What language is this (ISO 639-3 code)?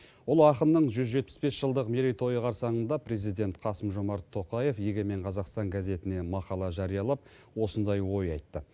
kaz